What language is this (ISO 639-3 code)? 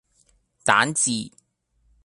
yue